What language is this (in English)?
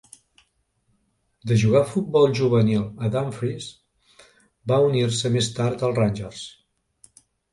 Catalan